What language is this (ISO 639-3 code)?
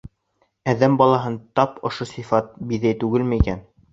bak